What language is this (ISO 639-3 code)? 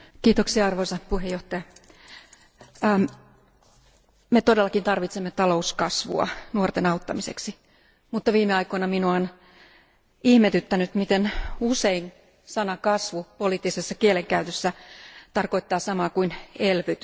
fin